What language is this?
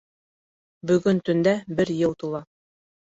Bashkir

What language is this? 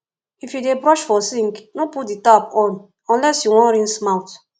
Nigerian Pidgin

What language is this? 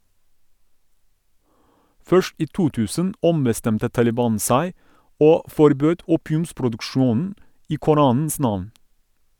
Norwegian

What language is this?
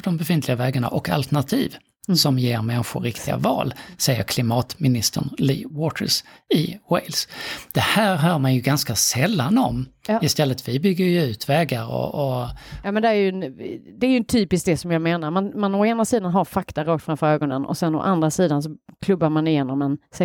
Swedish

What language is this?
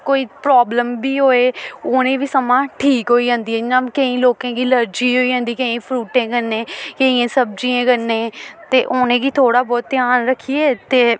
Dogri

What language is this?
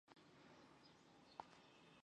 Chinese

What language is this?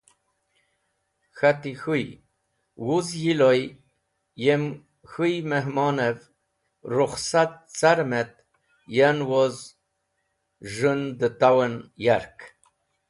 Wakhi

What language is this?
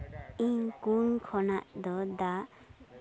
Santali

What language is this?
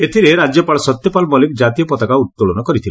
Odia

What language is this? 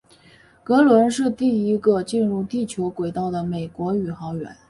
Chinese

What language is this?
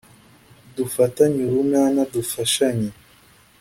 Kinyarwanda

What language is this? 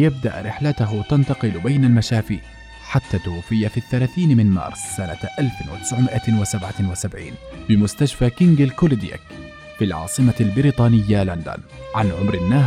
Arabic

